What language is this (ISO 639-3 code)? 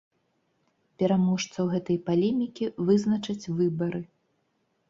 bel